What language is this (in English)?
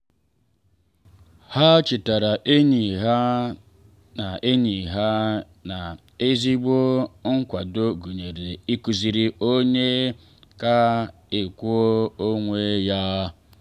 Igbo